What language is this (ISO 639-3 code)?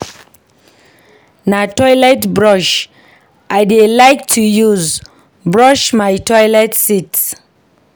pcm